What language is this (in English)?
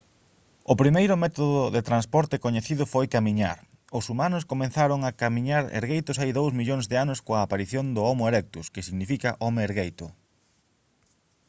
Galician